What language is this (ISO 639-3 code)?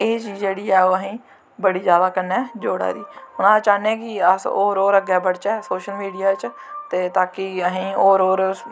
doi